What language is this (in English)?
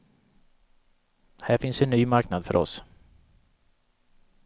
Swedish